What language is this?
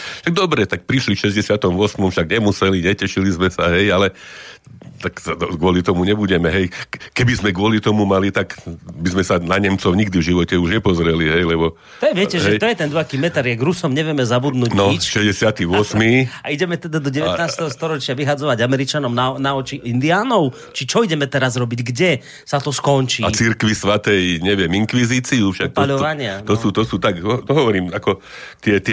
Slovak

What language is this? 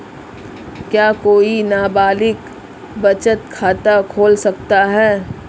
Hindi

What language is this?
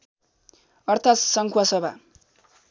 Nepali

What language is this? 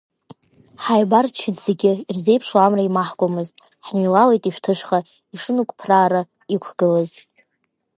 Abkhazian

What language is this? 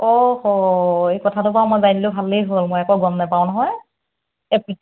Assamese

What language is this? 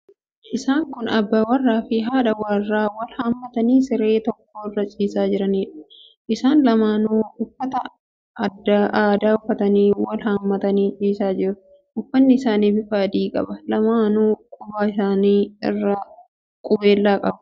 Oromo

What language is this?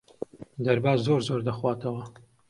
Central Kurdish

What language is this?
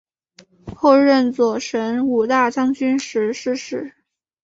Chinese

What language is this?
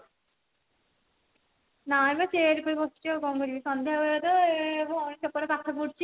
Odia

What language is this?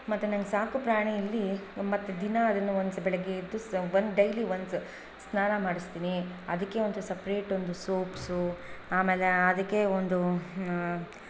Kannada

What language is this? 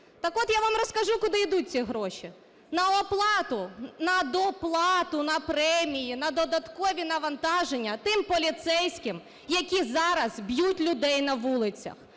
Ukrainian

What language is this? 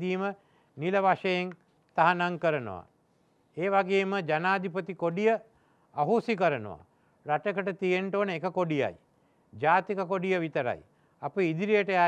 Turkish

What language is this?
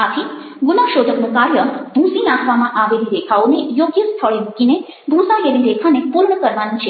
Gujarati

